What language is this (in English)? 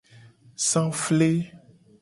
Gen